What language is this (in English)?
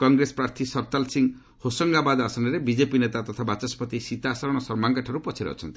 Odia